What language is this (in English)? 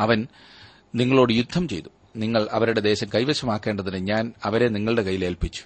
Malayalam